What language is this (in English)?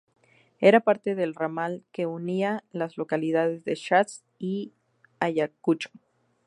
Spanish